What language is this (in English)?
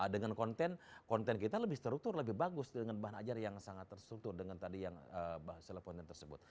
Indonesian